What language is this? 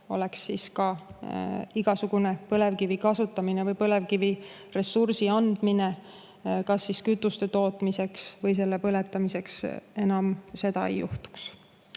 Estonian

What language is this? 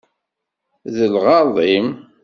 Kabyle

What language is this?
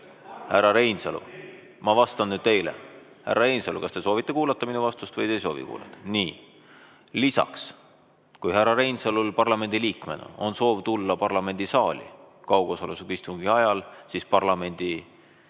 Estonian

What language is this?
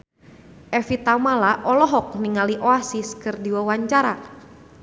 Sundanese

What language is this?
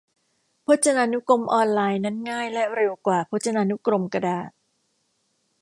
Thai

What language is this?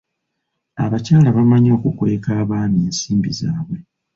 Ganda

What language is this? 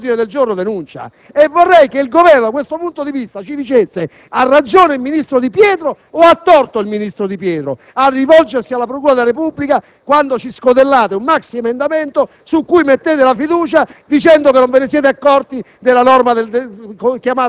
Italian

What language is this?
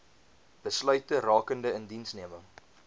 Afrikaans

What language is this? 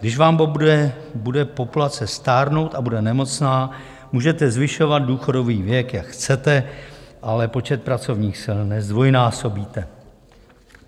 Czech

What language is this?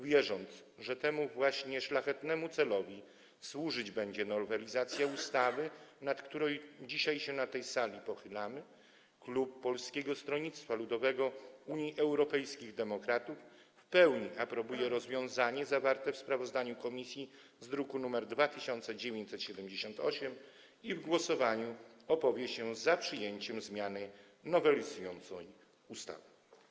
Polish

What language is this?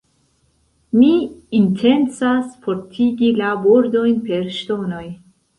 Esperanto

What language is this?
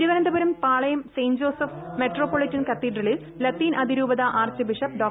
Malayalam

